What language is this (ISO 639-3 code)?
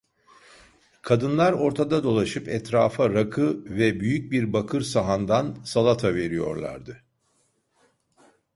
tur